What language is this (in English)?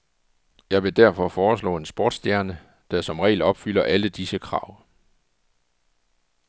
Danish